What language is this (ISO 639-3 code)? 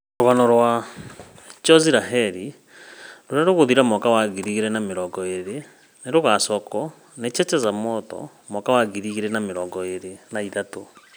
kik